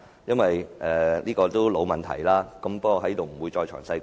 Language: Cantonese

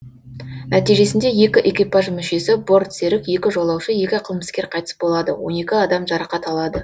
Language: Kazakh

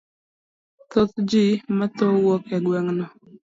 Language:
Luo (Kenya and Tanzania)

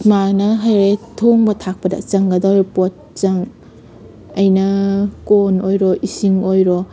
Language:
Manipuri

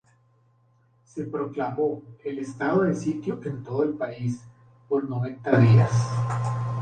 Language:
Spanish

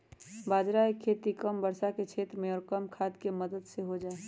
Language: Magahi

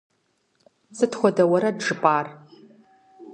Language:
Kabardian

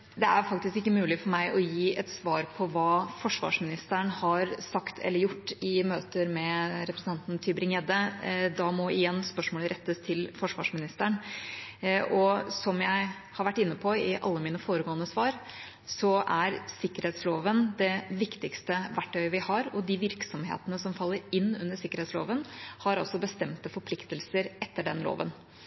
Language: Norwegian Bokmål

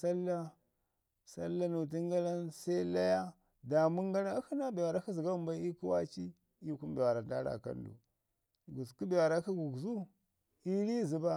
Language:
Ngizim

